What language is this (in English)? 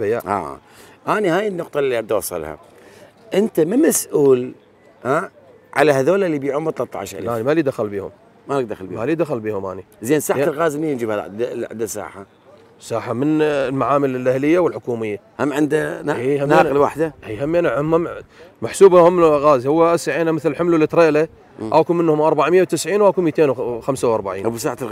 Arabic